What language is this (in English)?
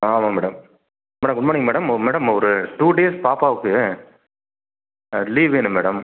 Tamil